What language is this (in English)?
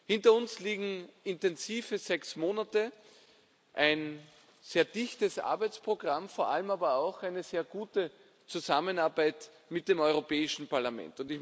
German